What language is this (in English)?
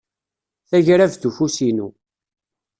Kabyle